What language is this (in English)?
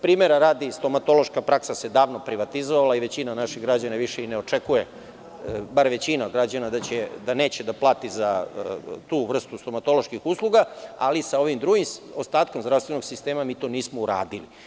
Serbian